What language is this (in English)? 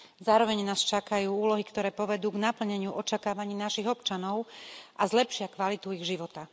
Slovak